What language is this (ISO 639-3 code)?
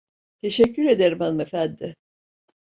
tur